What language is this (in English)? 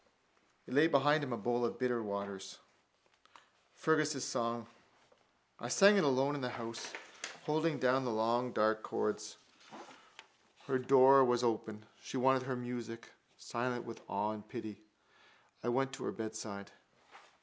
English